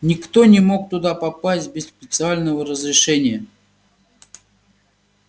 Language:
Russian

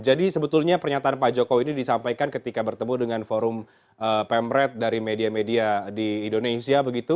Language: Indonesian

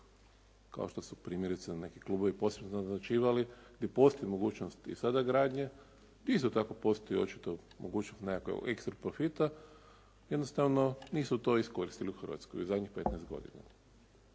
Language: Croatian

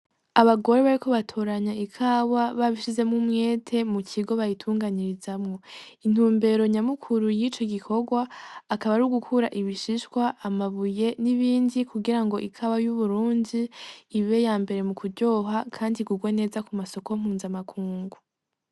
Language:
Rundi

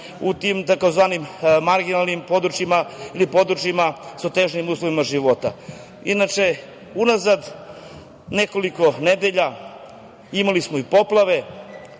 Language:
Serbian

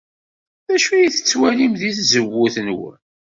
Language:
Kabyle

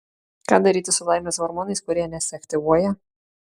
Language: Lithuanian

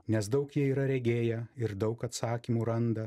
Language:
Lithuanian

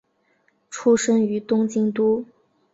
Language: Chinese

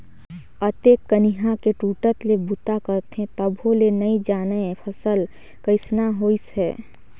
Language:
Chhattisgarhi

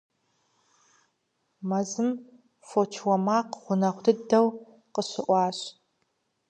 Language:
Kabardian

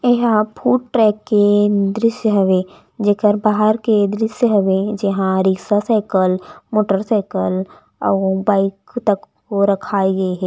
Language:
Chhattisgarhi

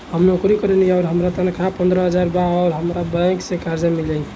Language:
Bhojpuri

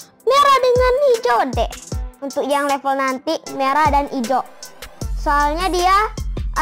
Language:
Indonesian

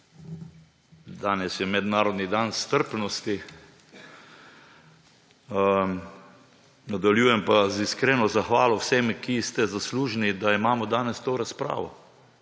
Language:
Slovenian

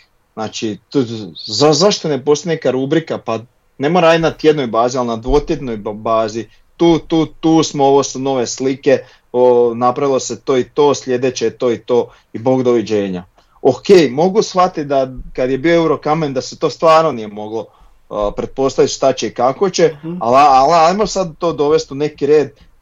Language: Croatian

